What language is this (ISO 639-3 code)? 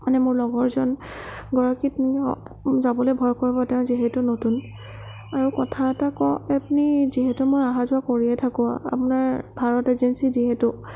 asm